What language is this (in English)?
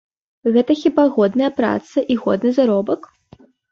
Belarusian